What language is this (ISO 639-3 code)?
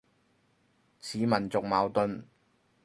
yue